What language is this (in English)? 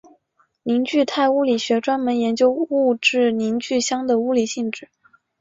Chinese